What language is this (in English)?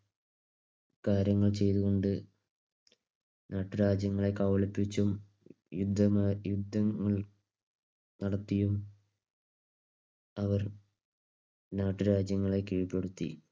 Malayalam